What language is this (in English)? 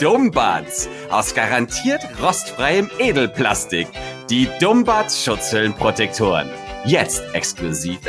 German